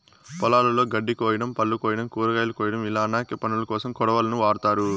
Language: Telugu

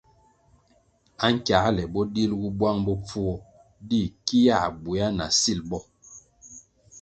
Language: Kwasio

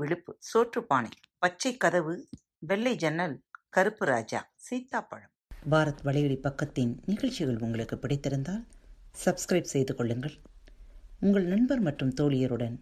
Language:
Tamil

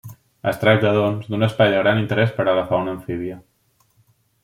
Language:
Catalan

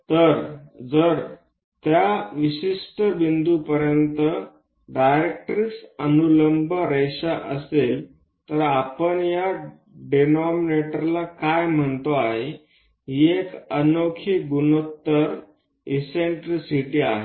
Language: Marathi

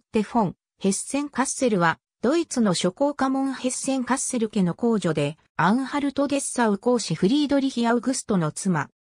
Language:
Japanese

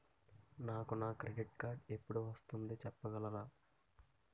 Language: Telugu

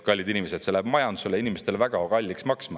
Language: Estonian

